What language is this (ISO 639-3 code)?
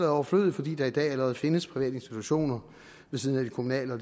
dan